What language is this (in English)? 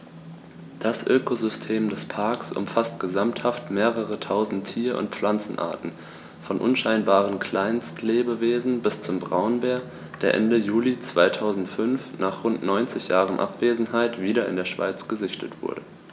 German